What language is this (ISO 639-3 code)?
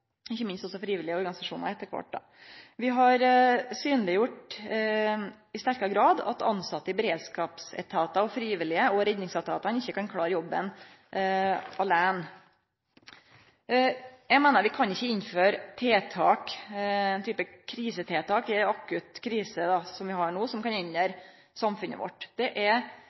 nno